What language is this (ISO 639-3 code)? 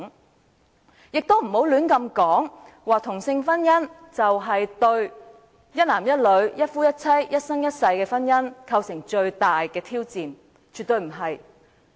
yue